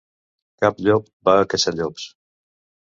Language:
Catalan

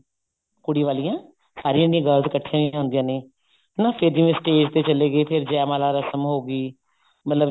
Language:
Punjabi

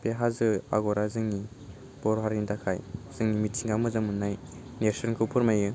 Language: Bodo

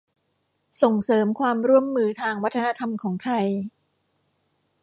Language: Thai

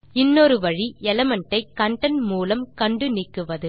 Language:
Tamil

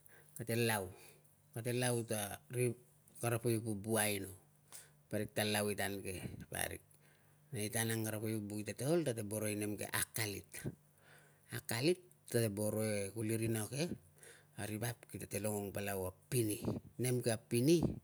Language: Tungag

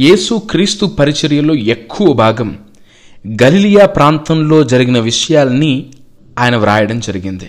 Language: Telugu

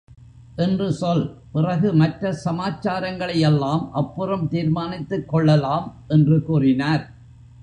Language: Tamil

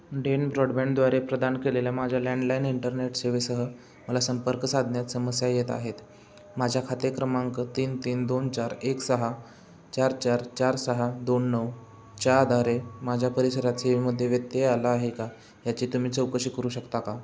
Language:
Marathi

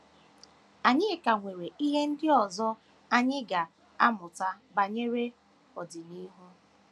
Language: Igbo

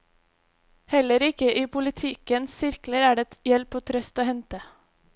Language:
Norwegian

